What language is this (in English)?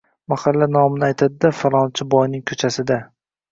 Uzbek